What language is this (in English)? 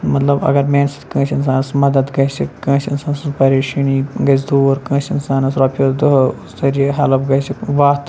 Kashmiri